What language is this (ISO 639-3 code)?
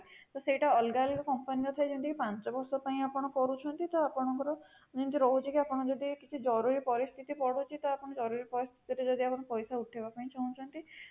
ori